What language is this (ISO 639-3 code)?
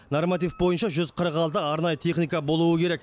kaz